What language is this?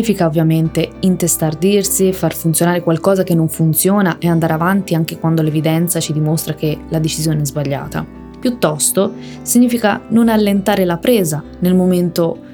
Italian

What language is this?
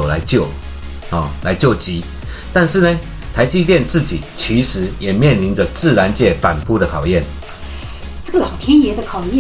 Chinese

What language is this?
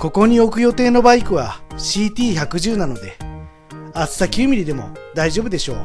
Japanese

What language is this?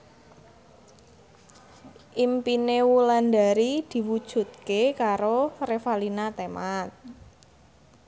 Javanese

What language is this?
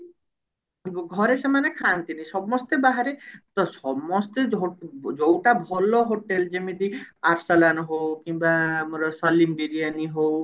Odia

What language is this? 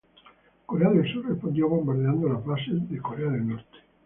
Spanish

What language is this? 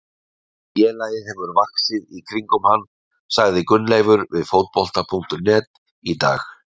Icelandic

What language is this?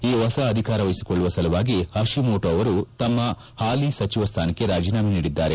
Kannada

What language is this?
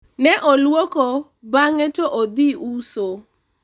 Luo (Kenya and Tanzania)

